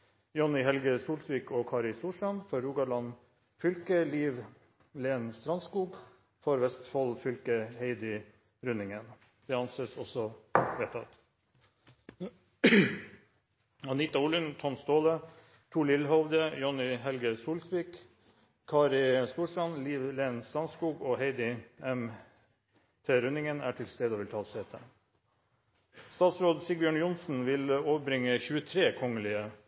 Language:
Norwegian Bokmål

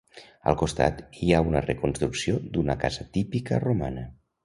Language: Catalan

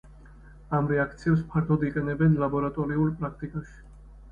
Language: Georgian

